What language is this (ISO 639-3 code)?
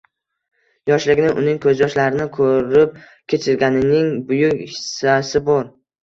uzb